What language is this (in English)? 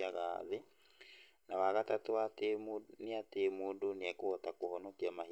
Kikuyu